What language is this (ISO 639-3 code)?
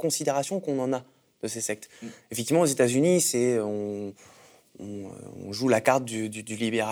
fra